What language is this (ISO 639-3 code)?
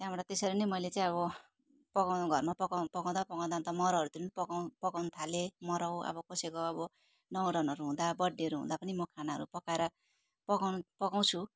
nep